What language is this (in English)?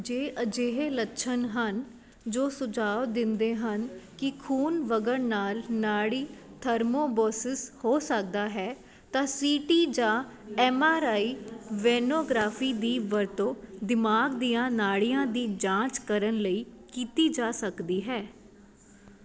Punjabi